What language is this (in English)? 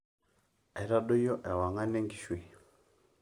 Masai